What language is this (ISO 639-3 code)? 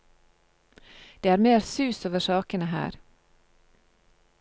nor